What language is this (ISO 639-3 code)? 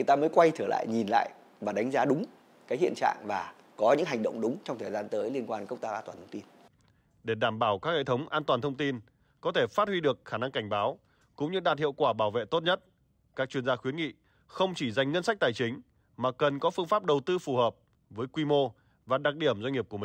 vie